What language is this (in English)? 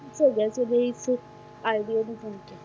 Punjabi